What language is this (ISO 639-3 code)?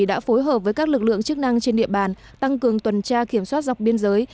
vie